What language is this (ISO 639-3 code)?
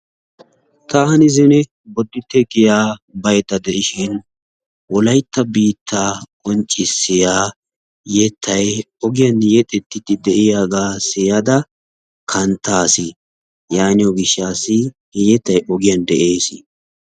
wal